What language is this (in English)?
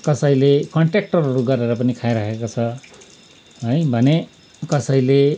Nepali